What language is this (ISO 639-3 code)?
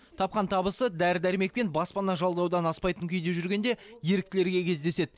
kaz